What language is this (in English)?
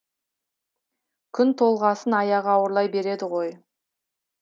Kazakh